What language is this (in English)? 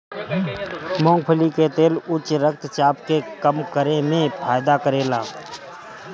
Bhojpuri